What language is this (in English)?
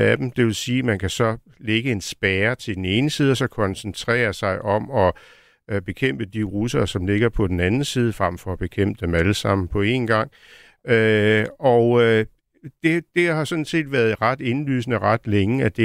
Danish